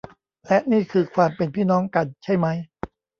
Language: Thai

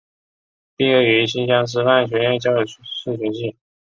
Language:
Chinese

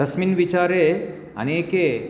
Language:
Sanskrit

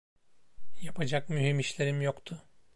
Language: Turkish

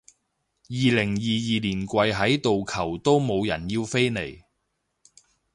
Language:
Cantonese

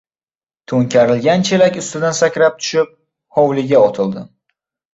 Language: Uzbek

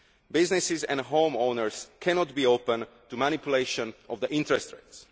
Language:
English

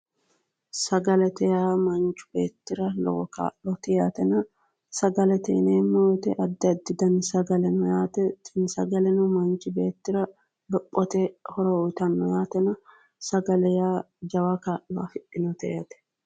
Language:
Sidamo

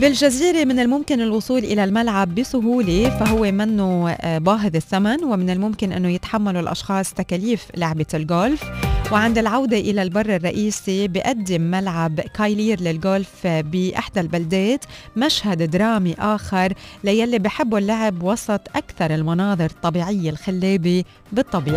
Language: Arabic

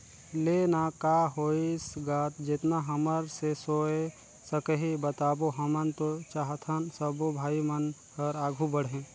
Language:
Chhattisgarhi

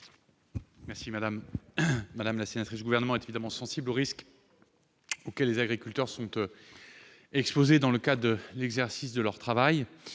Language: French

